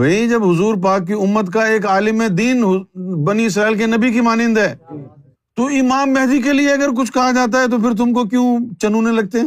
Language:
Urdu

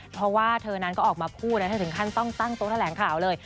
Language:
Thai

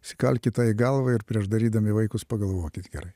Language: Lithuanian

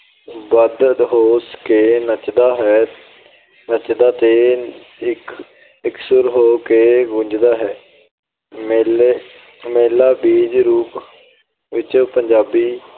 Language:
Punjabi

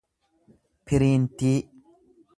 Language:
Oromo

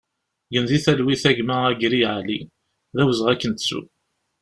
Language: Kabyle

